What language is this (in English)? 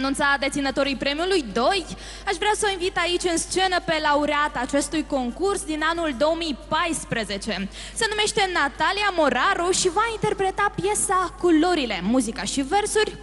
Romanian